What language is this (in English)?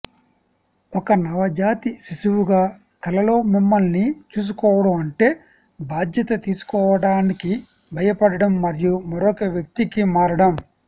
Telugu